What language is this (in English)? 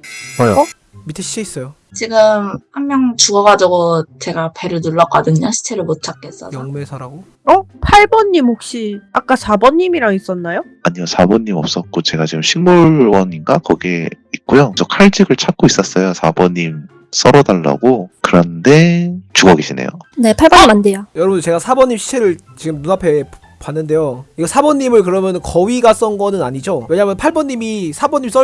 Korean